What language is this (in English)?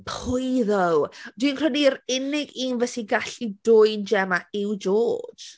Welsh